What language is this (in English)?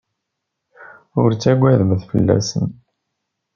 Kabyle